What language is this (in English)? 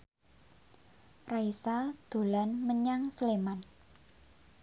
Javanese